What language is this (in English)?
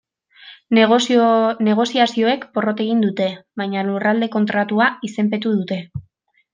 Basque